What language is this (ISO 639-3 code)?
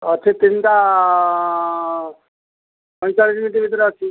ori